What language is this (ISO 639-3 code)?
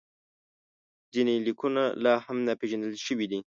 pus